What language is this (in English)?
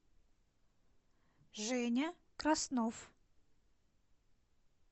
Russian